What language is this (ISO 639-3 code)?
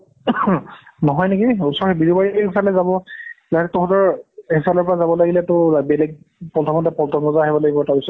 asm